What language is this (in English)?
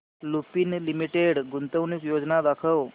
Marathi